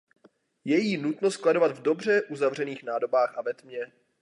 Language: Czech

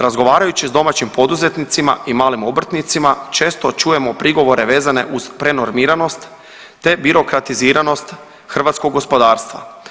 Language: Croatian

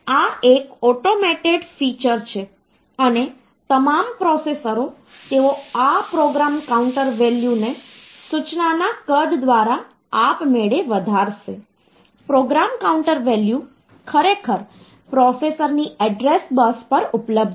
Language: Gujarati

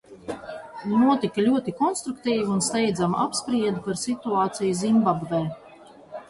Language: Latvian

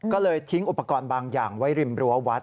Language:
Thai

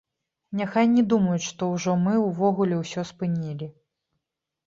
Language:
Belarusian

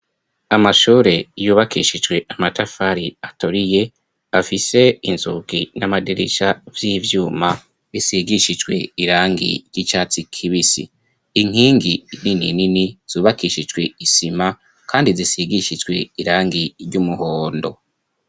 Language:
Rundi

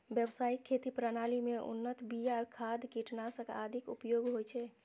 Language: Maithili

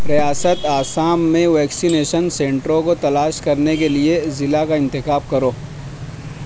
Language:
Urdu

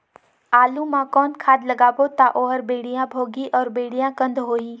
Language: Chhattisgarhi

